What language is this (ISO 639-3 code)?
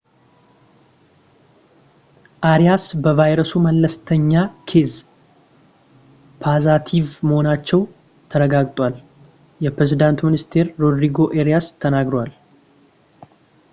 amh